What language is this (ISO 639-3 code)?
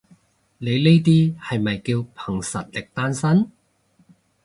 yue